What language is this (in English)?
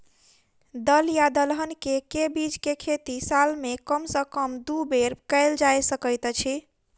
Maithili